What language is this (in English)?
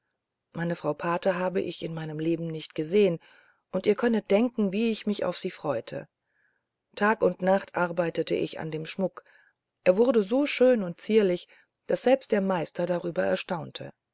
German